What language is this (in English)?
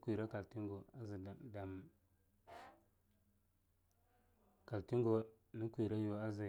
Longuda